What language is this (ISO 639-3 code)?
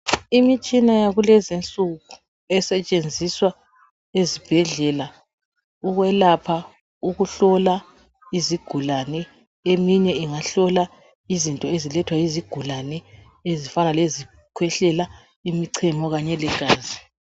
nde